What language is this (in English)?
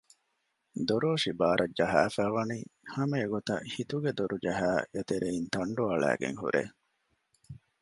Divehi